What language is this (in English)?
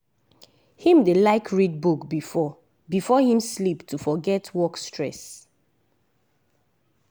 Nigerian Pidgin